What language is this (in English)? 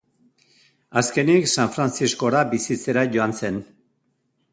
Basque